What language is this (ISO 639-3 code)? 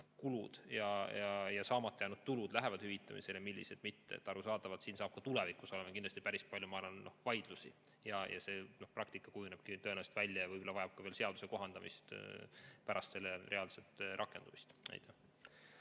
est